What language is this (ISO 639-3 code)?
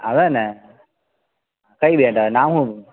guj